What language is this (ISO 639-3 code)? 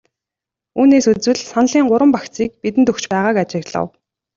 mon